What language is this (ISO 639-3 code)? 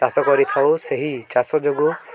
ori